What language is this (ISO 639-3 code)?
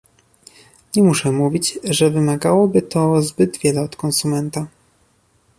pol